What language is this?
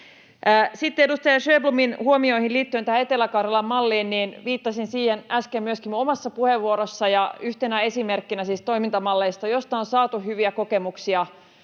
Finnish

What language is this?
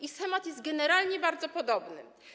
Polish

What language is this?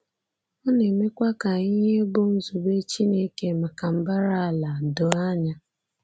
Igbo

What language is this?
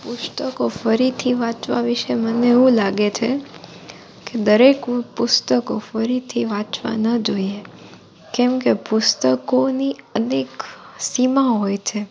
Gujarati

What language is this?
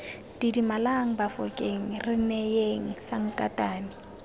Tswana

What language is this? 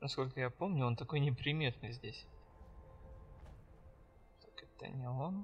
Russian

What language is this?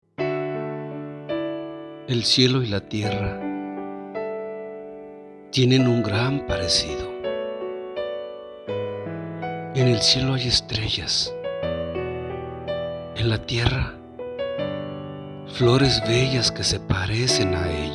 Spanish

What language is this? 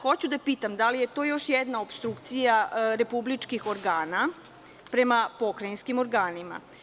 Serbian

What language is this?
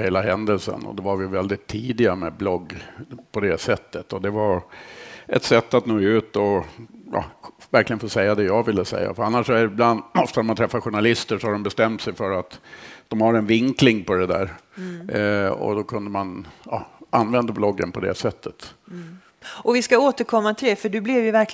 Swedish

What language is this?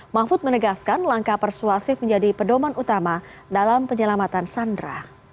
Indonesian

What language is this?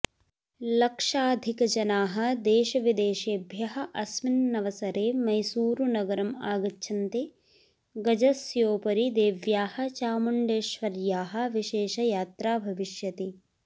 Sanskrit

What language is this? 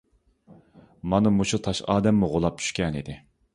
Uyghur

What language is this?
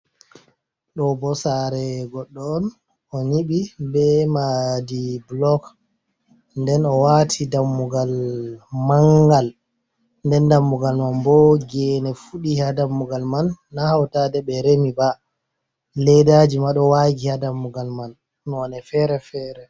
Fula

